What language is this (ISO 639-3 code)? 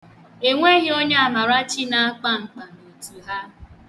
ibo